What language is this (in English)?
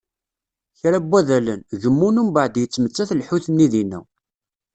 Kabyle